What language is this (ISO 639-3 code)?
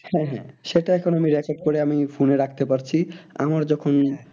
ben